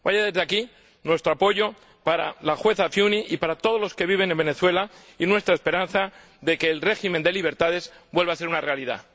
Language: Spanish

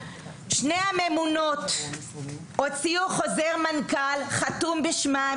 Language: Hebrew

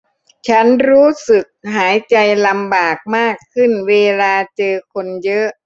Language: Thai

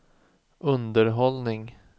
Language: Swedish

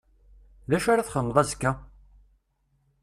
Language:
Kabyle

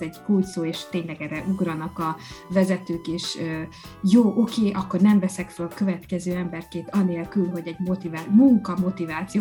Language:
Hungarian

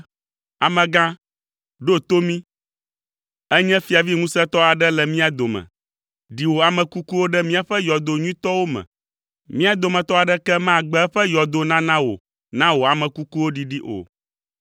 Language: Ewe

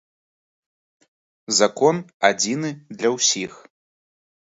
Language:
Belarusian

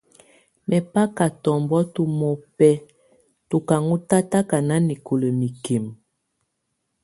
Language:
Tunen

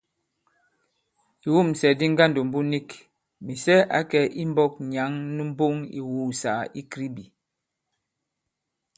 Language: Bankon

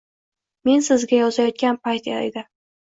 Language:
Uzbek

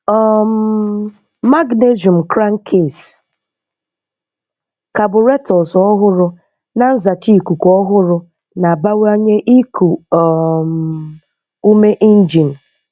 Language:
Igbo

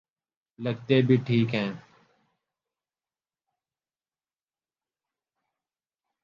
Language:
Urdu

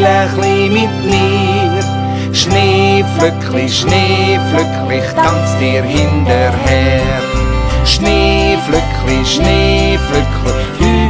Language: Dutch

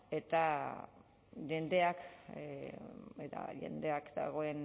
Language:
Basque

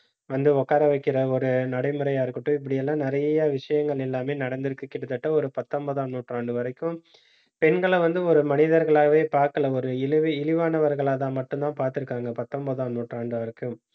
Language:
Tamil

